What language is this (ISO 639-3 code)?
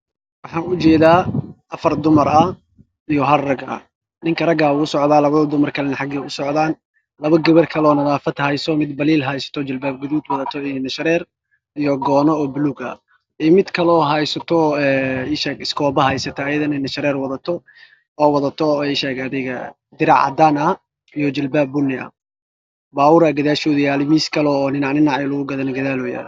som